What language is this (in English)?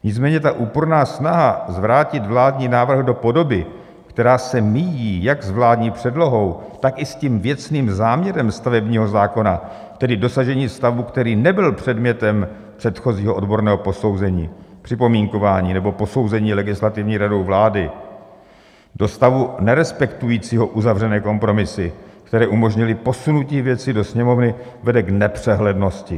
Czech